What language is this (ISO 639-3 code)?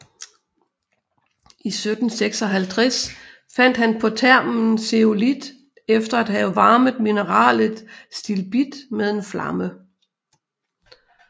dan